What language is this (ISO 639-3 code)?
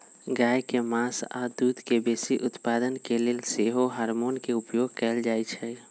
mag